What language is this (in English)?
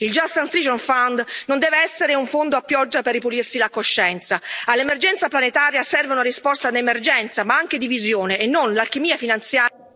Italian